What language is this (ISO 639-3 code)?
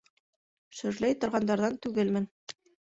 bak